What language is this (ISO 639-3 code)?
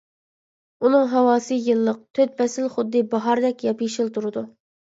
uig